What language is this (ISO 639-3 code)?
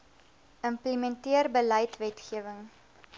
afr